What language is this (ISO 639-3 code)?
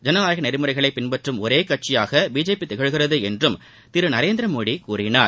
tam